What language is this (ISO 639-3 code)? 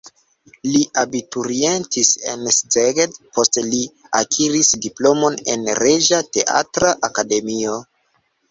epo